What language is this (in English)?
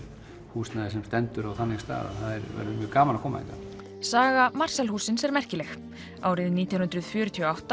Icelandic